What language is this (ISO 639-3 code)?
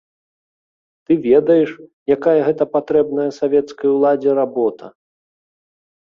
bel